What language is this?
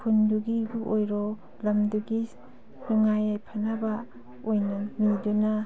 Manipuri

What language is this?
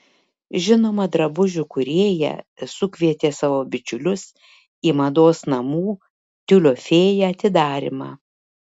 Lithuanian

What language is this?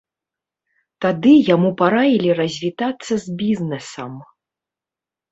Belarusian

